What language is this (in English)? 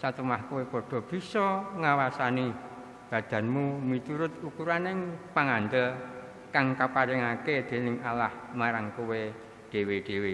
Javanese